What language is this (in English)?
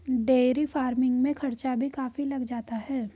Hindi